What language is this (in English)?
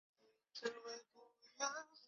Chinese